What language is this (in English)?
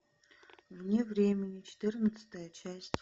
Russian